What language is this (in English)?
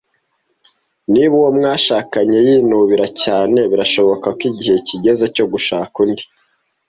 Kinyarwanda